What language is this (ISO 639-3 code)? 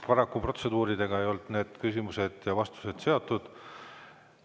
est